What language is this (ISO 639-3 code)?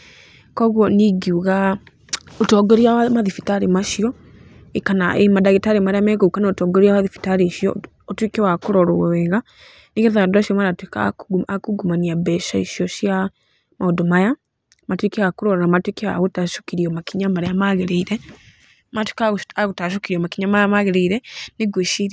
kik